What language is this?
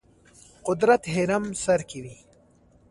Pashto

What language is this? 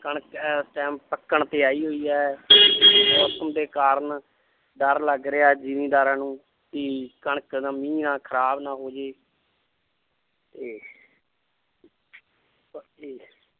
Punjabi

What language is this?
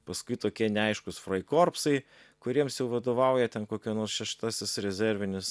Lithuanian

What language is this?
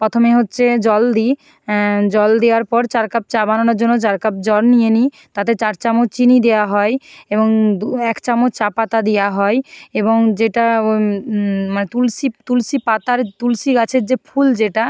Bangla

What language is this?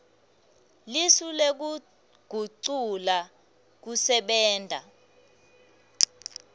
Swati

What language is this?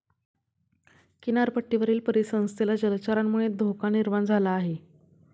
Marathi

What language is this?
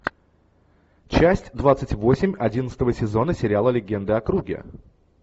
Russian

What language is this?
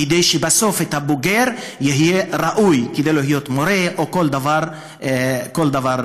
Hebrew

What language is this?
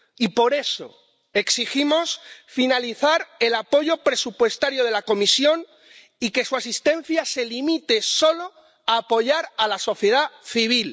Spanish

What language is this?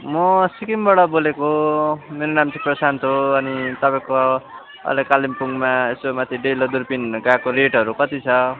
Nepali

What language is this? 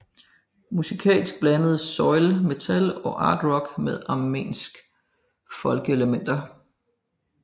Danish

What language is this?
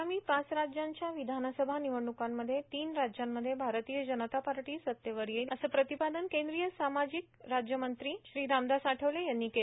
Marathi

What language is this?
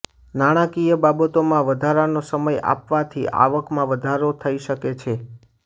Gujarati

